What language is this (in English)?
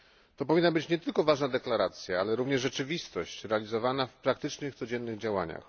Polish